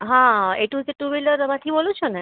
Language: Gujarati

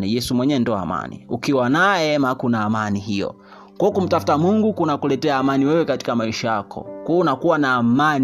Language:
Swahili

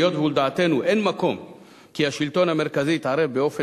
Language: Hebrew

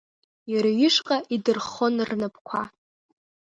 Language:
Abkhazian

